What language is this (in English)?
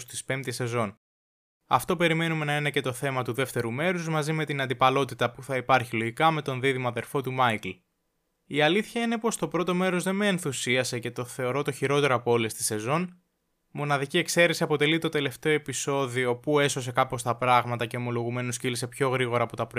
Greek